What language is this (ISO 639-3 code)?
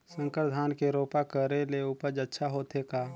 hne